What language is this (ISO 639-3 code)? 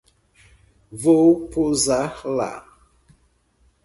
por